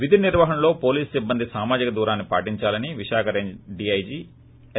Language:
Telugu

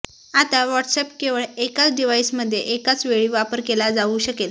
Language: Marathi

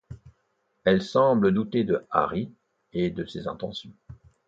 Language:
French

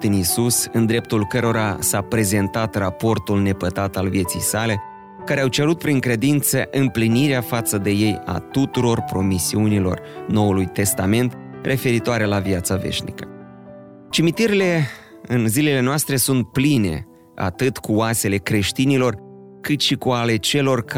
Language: Romanian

